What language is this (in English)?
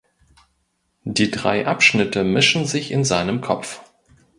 German